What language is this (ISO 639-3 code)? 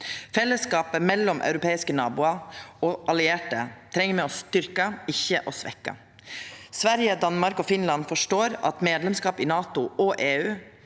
nor